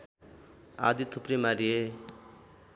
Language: Nepali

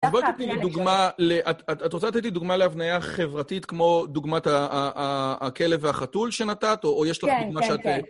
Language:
Hebrew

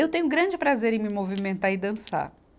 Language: Portuguese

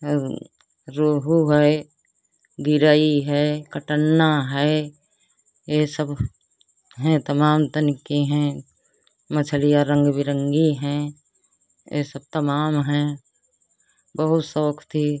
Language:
Hindi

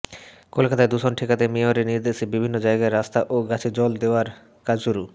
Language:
Bangla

